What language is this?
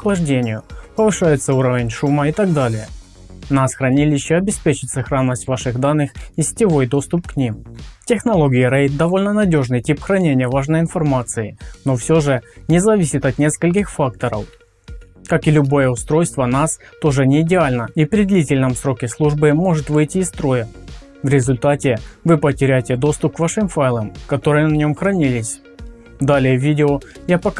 Russian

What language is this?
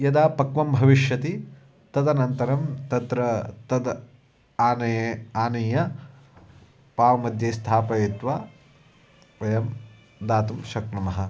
Sanskrit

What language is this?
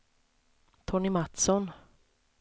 Swedish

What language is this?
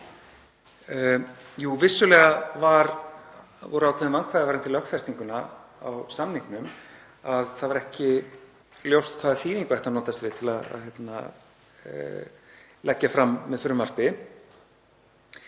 Icelandic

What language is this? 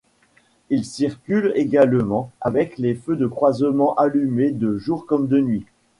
French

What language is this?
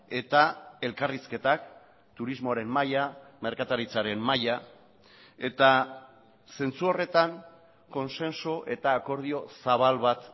Basque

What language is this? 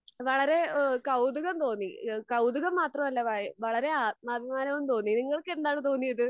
Malayalam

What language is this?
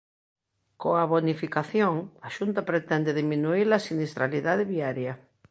Galician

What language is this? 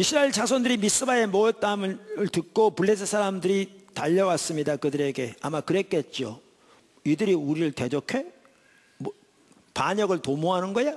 Korean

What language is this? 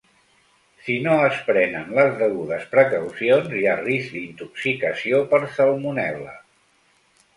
Catalan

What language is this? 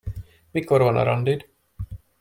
Hungarian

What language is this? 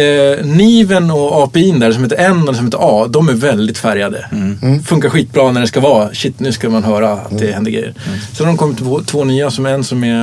Swedish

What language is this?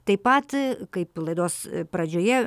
Lithuanian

